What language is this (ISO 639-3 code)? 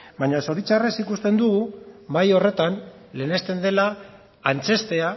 eus